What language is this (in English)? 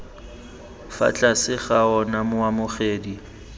Tswana